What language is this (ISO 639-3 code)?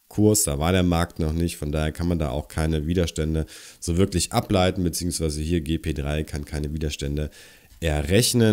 deu